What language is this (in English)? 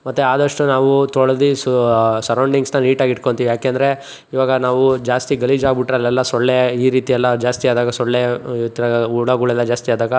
Kannada